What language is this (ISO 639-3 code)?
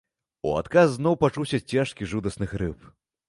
bel